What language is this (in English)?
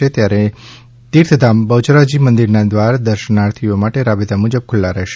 Gujarati